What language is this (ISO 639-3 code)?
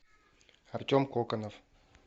rus